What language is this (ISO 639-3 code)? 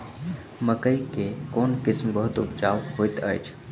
mai